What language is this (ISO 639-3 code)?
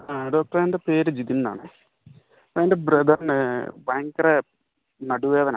mal